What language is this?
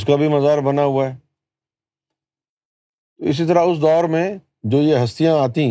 Urdu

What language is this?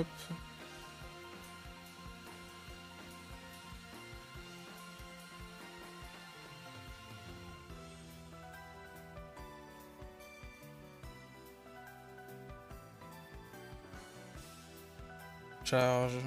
French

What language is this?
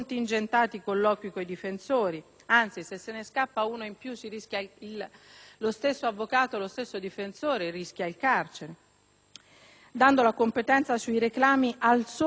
Italian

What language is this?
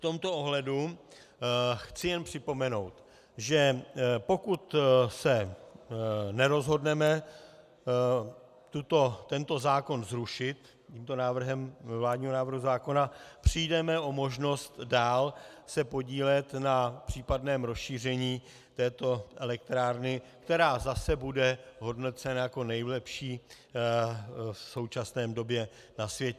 Czech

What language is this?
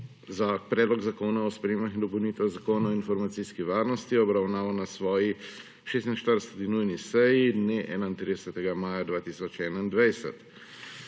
Slovenian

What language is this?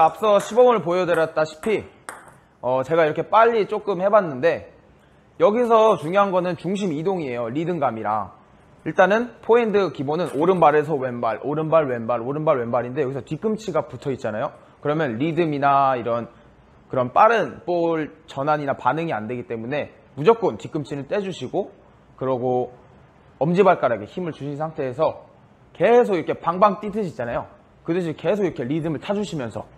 Korean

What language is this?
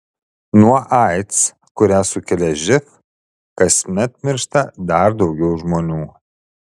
Lithuanian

